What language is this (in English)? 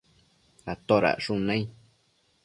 Matsés